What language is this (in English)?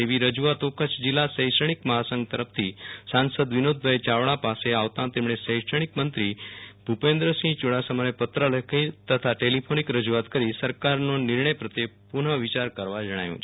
Gujarati